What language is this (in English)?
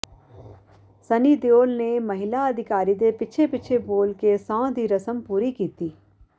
Punjabi